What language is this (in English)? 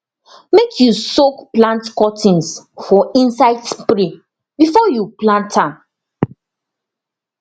Nigerian Pidgin